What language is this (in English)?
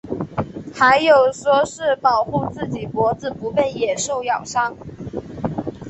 Chinese